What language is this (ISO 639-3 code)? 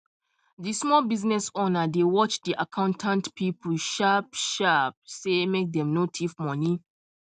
pcm